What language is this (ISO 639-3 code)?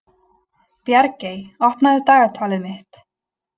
isl